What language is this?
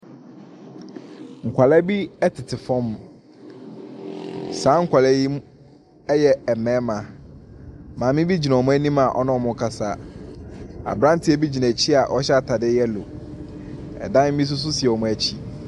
Akan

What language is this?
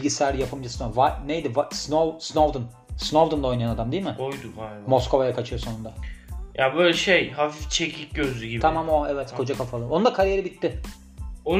Turkish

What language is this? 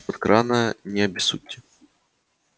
Russian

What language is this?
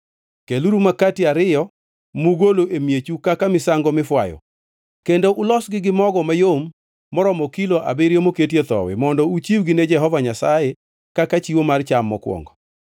Luo (Kenya and Tanzania)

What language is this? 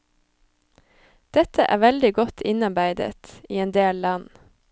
Norwegian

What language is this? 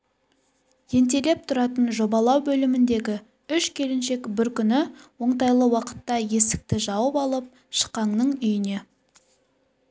Kazakh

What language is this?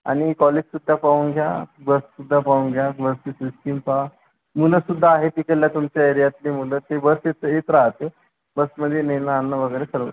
Marathi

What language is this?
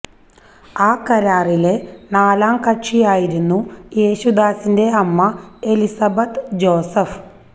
Malayalam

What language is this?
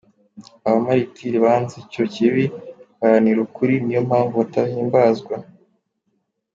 Kinyarwanda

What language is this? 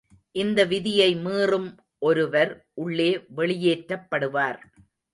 Tamil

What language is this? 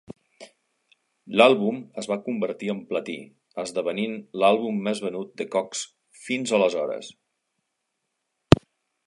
Catalan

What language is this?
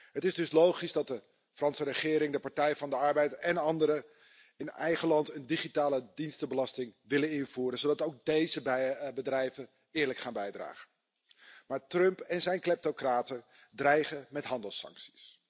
Dutch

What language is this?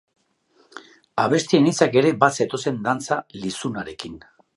Basque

